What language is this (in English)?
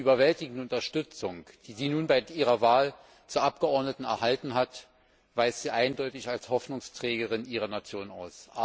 German